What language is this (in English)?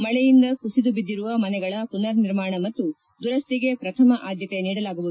Kannada